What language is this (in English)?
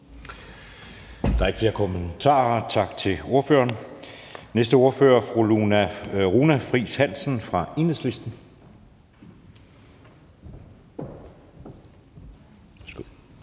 Danish